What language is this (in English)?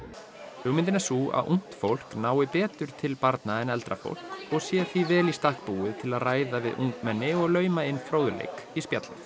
Icelandic